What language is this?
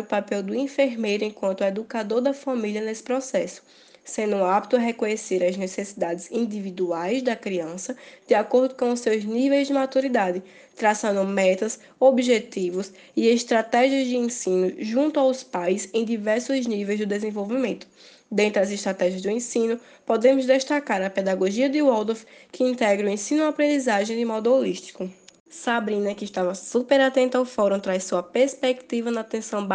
Portuguese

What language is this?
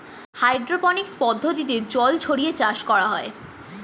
Bangla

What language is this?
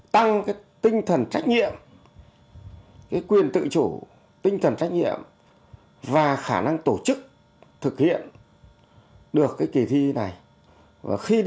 Vietnamese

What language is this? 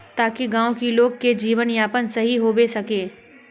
Magahi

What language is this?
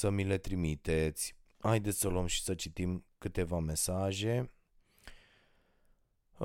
Romanian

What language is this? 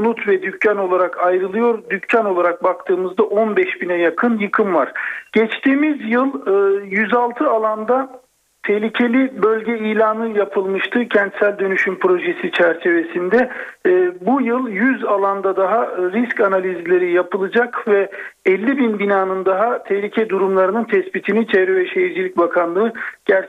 Turkish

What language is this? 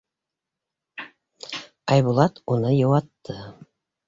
Bashkir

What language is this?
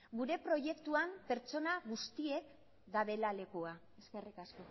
Basque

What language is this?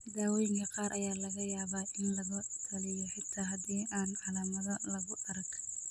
Somali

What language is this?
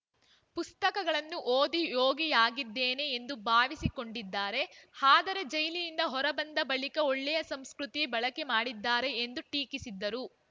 Kannada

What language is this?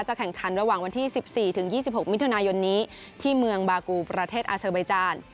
Thai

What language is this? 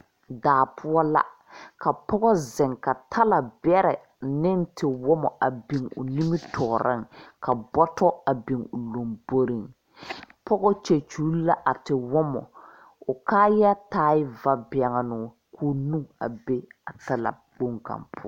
Southern Dagaare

